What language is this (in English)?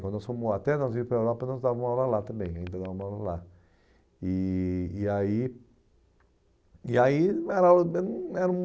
Portuguese